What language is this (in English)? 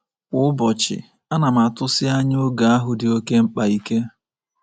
Igbo